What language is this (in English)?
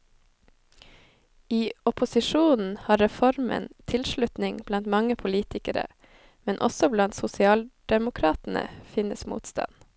Norwegian